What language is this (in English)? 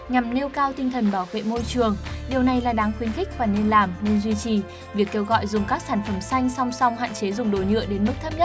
Vietnamese